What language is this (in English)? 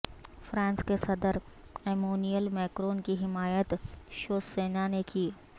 Urdu